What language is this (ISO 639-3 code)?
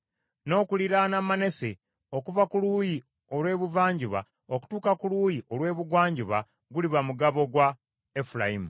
lug